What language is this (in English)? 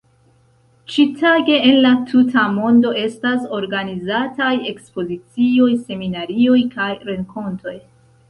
Esperanto